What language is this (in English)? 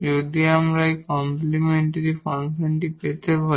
Bangla